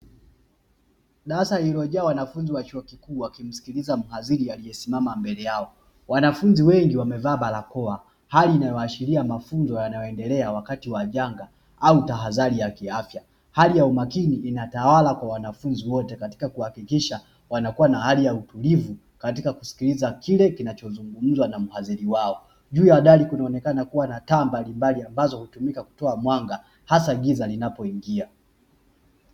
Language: Swahili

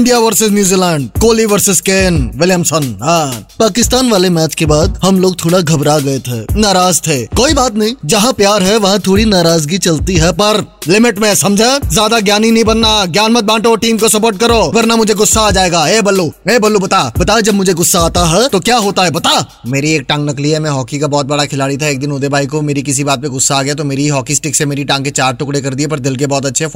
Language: Hindi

